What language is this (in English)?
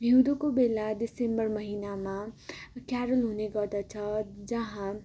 Nepali